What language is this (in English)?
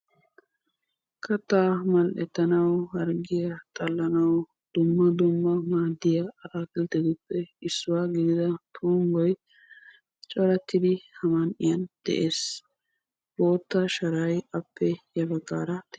Wolaytta